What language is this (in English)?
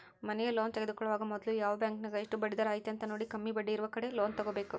Kannada